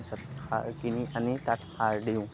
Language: Assamese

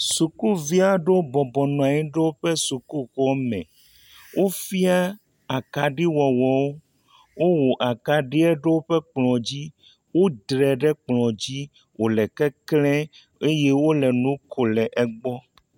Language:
Ewe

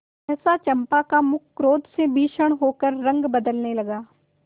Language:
Hindi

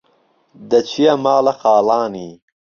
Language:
Central Kurdish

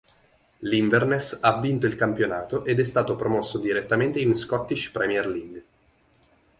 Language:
Italian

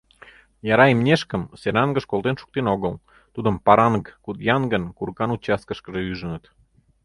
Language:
Mari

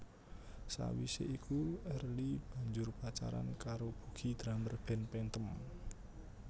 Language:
Javanese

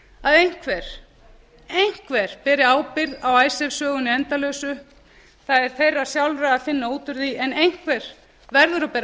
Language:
Icelandic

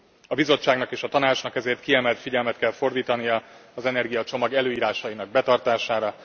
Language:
Hungarian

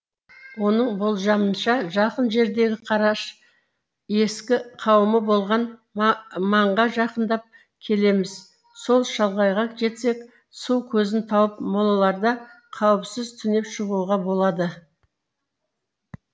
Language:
Kazakh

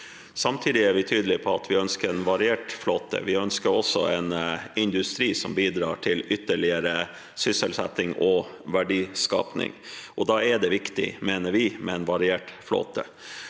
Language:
Norwegian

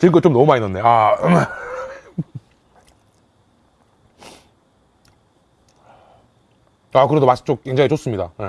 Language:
Korean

